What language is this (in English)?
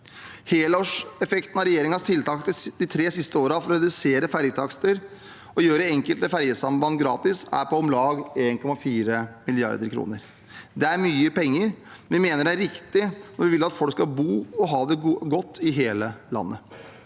Norwegian